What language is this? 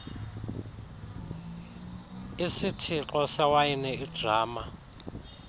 Xhosa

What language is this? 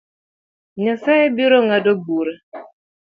Luo (Kenya and Tanzania)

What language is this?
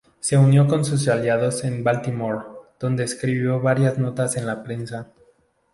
Spanish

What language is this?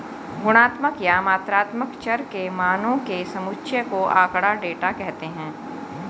Hindi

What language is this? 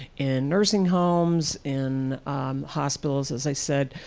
English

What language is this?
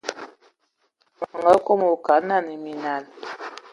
Ewondo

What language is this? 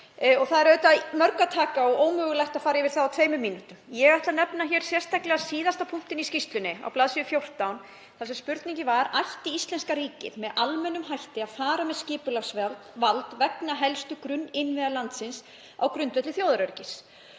Icelandic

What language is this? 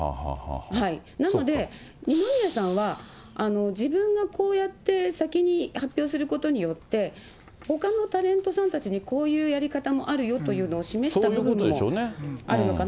Japanese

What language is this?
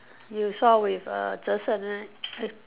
English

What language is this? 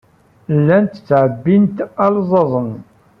Kabyle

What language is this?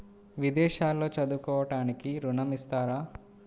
Telugu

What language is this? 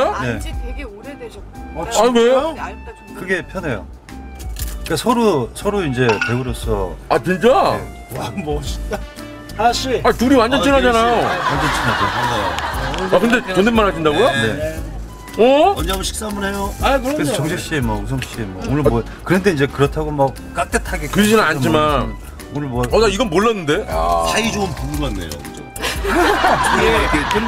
Korean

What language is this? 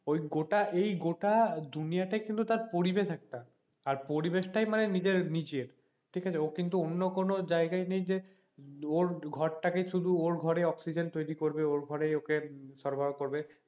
Bangla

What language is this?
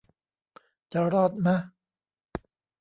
Thai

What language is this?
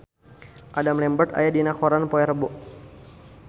Sundanese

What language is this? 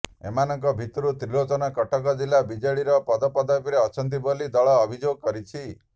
Odia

